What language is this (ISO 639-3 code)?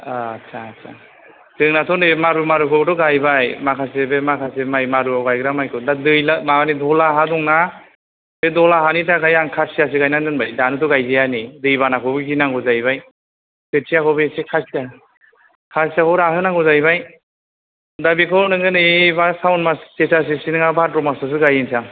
brx